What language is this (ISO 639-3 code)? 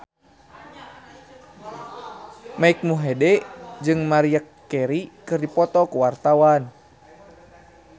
sun